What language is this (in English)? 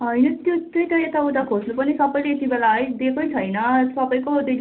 Nepali